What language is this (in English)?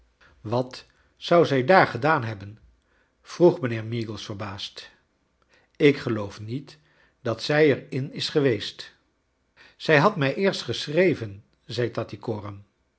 Dutch